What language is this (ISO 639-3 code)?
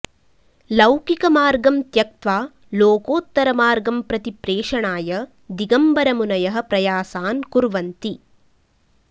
san